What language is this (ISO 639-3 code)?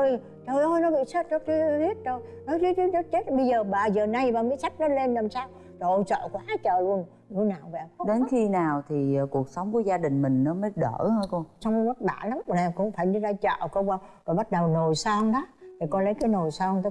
vie